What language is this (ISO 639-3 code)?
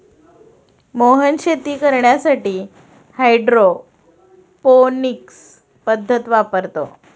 mar